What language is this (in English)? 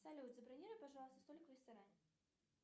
Russian